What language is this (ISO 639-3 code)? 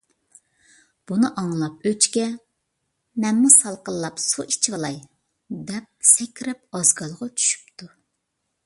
uig